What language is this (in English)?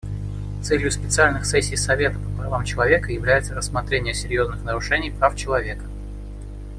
Russian